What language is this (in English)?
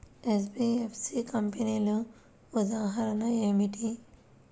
Telugu